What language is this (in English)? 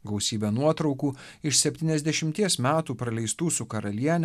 Lithuanian